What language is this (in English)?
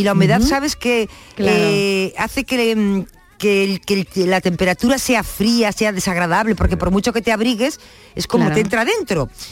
Spanish